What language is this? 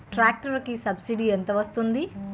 Telugu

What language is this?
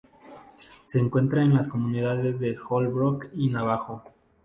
Spanish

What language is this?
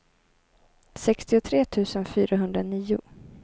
Swedish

